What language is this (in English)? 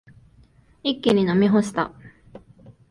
Japanese